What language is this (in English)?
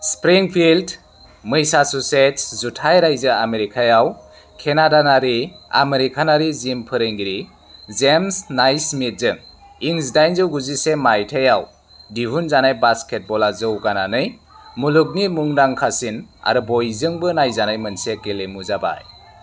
Bodo